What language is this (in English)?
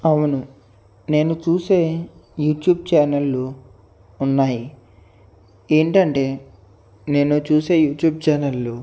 Telugu